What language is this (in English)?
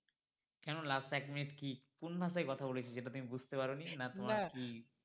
Bangla